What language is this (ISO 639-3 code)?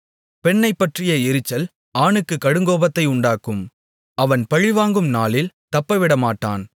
tam